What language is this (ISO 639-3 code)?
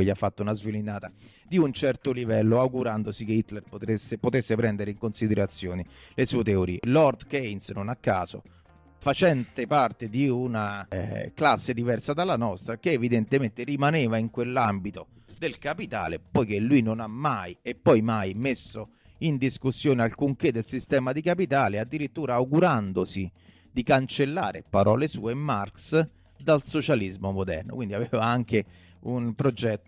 ita